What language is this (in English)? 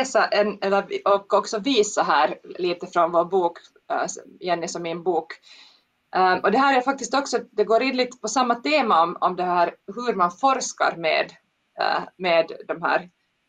Swedish